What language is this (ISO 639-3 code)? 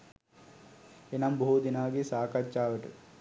sin